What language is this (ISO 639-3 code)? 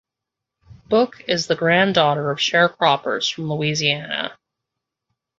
eng